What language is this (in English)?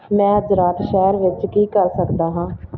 Punjabi